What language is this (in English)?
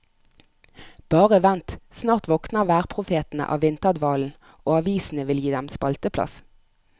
Norwegian